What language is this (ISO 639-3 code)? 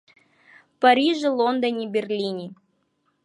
abk